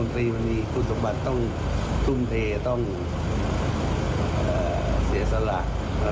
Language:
Thai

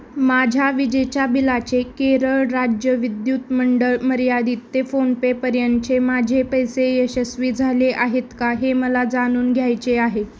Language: Marathi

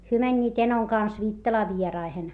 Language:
Finnish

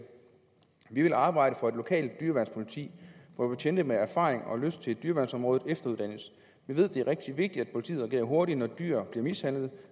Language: Danish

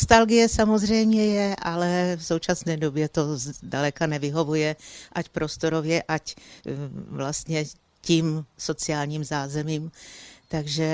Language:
Czech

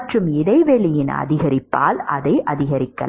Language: Tamil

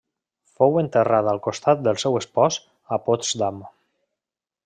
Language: Catalan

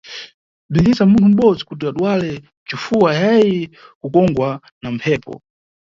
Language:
Nyungwe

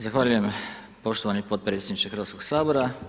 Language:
Croatian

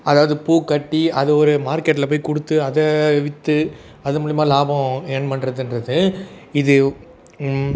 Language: Tamil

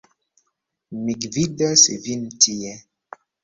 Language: Esperanto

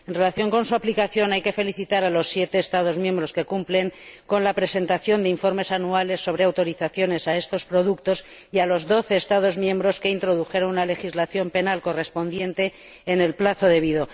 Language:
Spanish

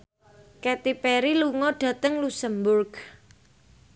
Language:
Javanese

